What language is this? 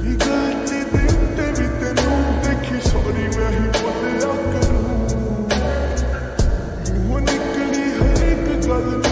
Arabic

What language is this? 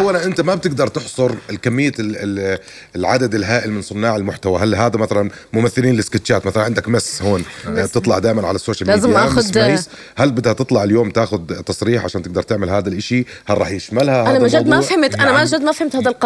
Arabic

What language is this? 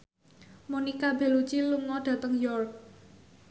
Javanese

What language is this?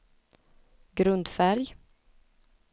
Swedish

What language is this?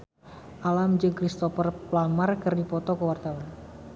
Sundanese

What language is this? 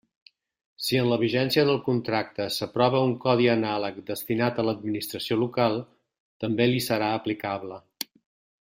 Catalan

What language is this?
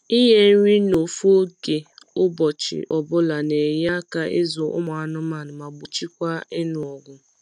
Igbo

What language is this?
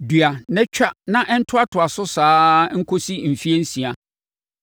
Akan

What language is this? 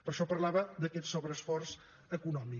Catalan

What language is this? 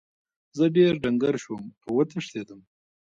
Pashto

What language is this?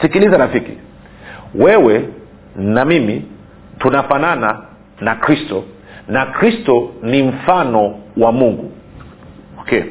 Swahili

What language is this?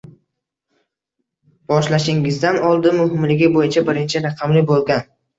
Uzbek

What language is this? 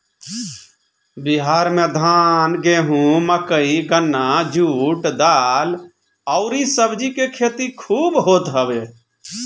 Bhojpuri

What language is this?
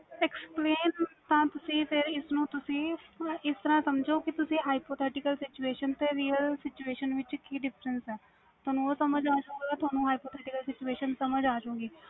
Punjabi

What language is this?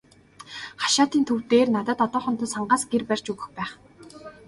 Mongolian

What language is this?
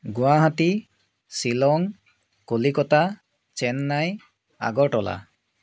Assamese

